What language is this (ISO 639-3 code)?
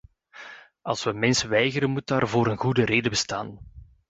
nld